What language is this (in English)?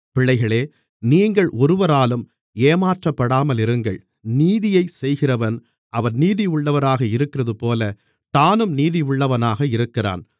Tamil